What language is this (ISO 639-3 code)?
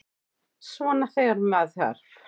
isl